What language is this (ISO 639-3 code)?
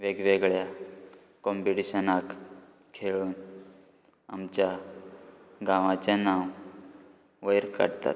kok